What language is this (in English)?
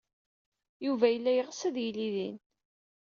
Kabyle